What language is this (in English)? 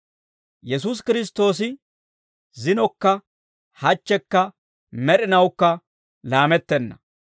Dawro